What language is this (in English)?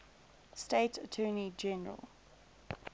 English